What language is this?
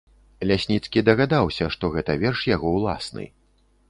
Belarusian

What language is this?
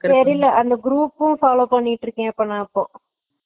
Tamil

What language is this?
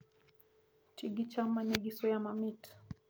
Luo (Kenya and Tanzania)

